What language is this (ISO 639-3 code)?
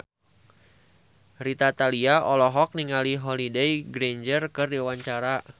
sun